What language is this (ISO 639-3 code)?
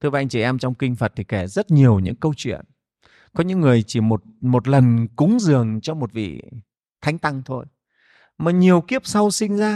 vie